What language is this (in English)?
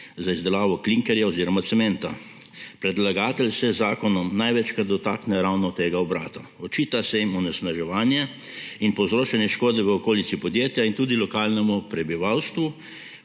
Slovenian